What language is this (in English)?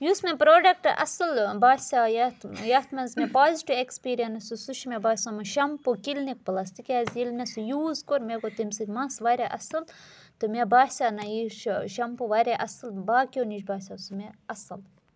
Kashmiri